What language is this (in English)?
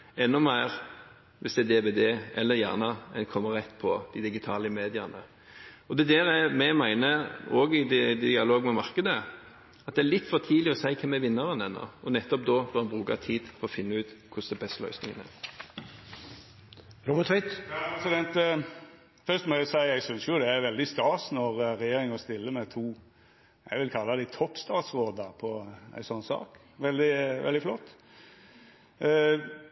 Norwegian